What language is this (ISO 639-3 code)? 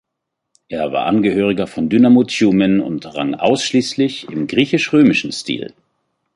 deu